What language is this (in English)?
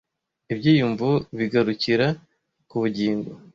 Kinyarwanda